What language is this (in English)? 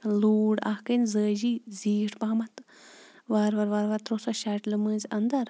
Kashmiri